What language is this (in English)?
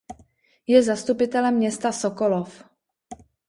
Czech